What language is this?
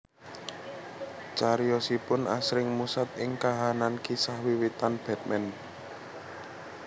Javanese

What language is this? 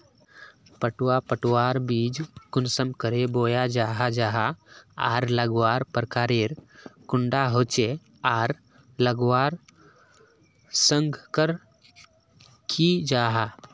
Magahi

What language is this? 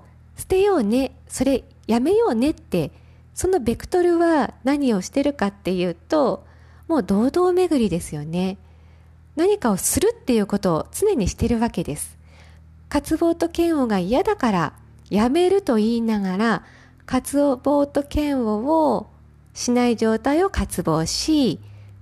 Japanese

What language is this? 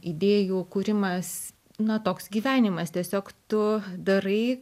Lithuanian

